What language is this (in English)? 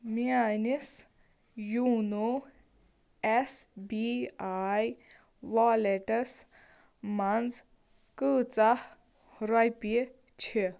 Kashmiri